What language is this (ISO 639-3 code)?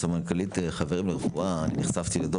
heb